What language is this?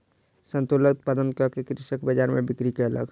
Maithili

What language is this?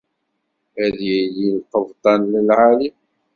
Kabyle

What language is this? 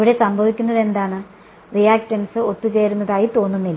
Malayalam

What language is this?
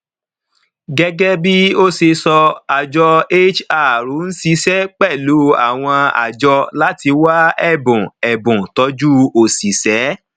Yoruba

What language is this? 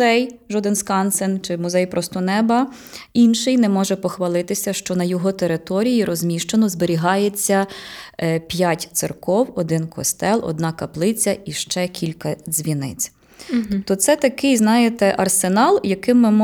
Ukrainian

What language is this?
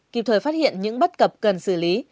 Vietnamese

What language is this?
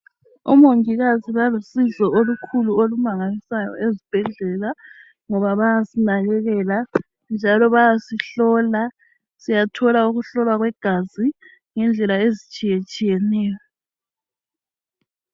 North Ndebele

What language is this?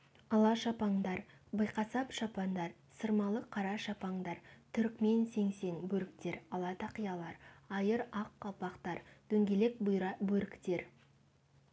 Kazakh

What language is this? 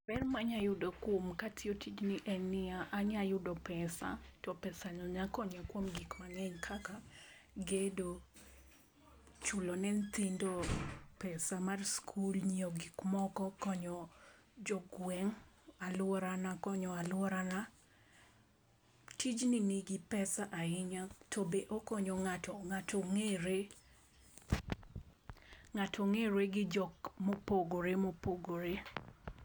Luo (Kenya and Tanzania)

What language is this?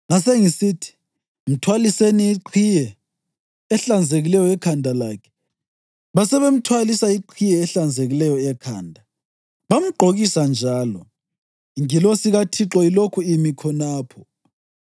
North Ndebele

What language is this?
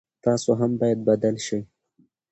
Pashto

